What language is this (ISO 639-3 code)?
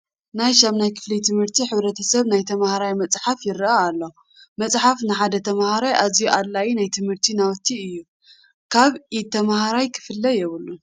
tir